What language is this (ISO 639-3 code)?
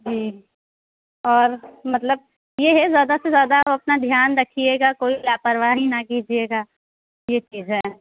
urd